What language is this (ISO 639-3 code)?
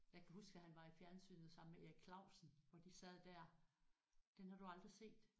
dan